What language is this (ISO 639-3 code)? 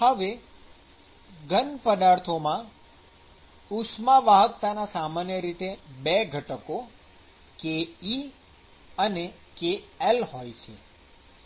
guj